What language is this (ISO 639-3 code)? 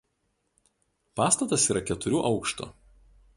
lit